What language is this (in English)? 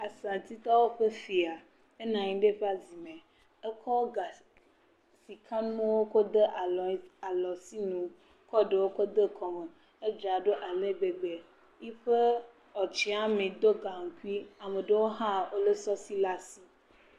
Ewe